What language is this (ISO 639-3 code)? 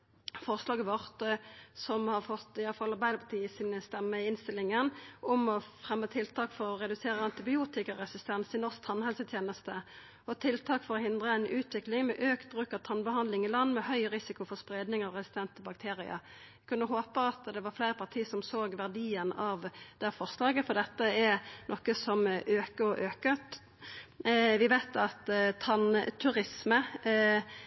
nno